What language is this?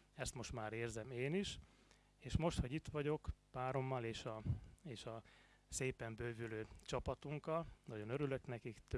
Hungarian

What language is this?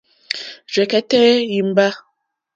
Mokpwe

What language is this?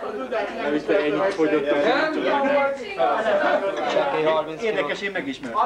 Hungarian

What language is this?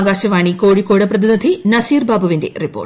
Malayalam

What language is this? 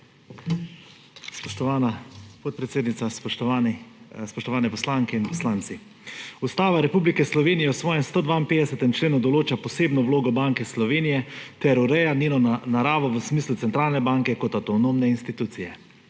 Slovenian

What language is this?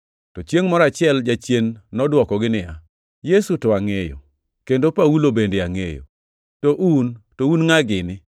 Luo (Kenya and Tanzania)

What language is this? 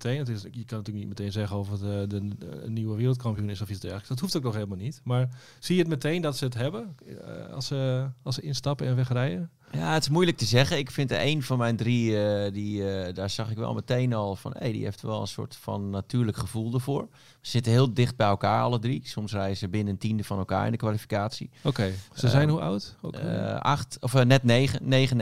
Dutch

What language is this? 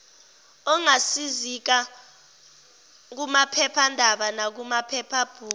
Zulu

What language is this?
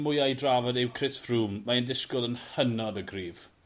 Welsh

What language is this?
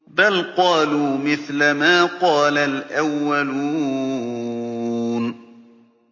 Arabic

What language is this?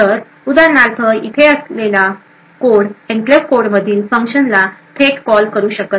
Marathi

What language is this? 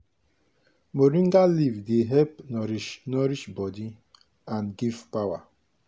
Nigerian Pidgin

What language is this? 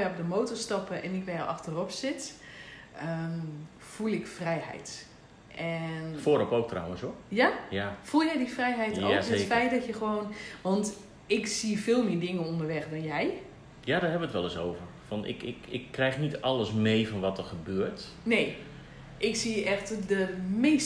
Dutch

